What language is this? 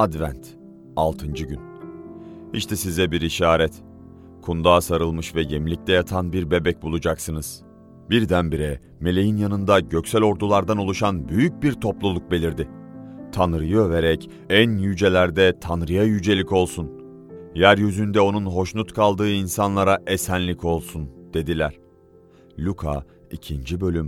Turkish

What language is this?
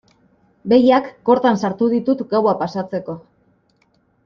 Basque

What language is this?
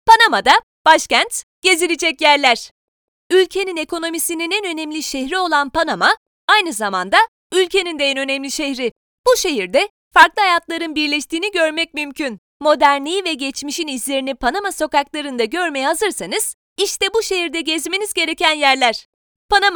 Turkish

